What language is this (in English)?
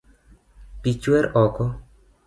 Luo (Kenya and Tanzania)